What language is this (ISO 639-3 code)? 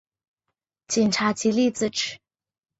zho